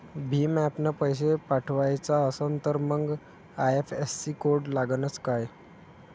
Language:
Marathi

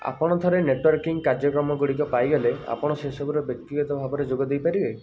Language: Odia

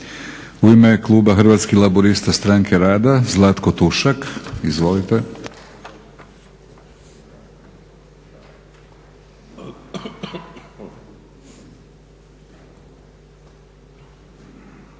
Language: Croatian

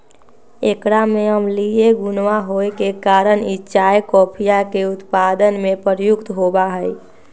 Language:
Magahi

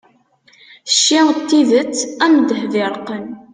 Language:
Kabyle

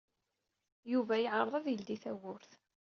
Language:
Kabyle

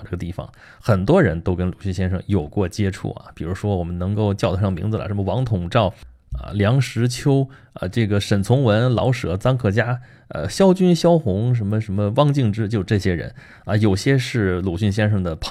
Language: Chinese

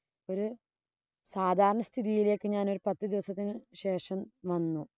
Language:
Malayalam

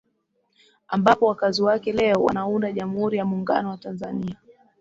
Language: Swahili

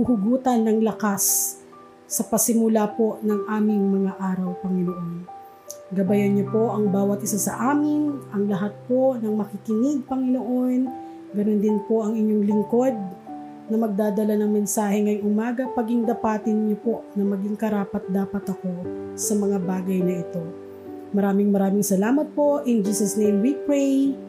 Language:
Filipino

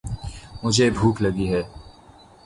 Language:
Urdu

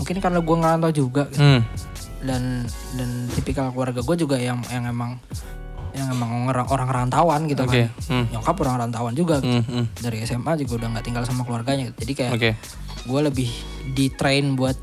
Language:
Indonesian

